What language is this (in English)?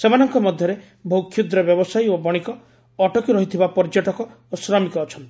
Odia